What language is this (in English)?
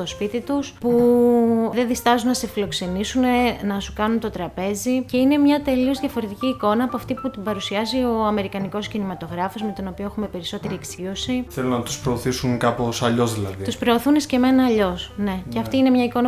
Greek